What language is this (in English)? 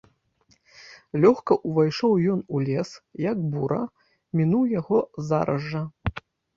Belarusian